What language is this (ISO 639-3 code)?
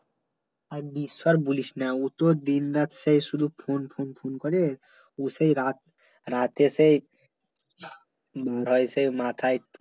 ben